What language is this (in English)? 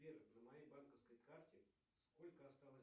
Russian